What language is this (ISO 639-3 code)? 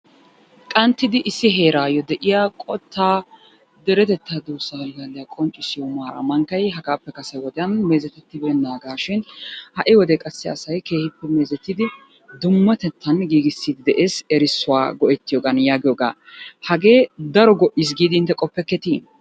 wal